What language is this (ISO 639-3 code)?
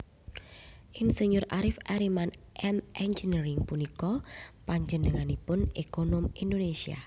jav